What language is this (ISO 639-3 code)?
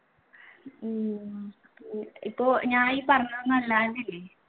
mal